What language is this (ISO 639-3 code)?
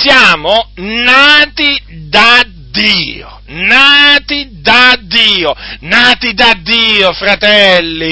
ita